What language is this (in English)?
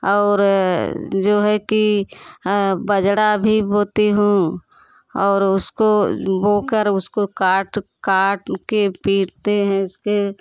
Hindi